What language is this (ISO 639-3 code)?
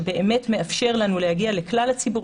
heb